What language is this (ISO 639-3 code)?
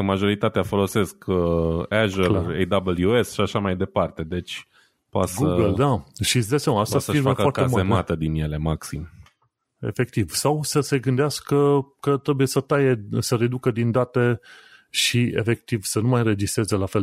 ron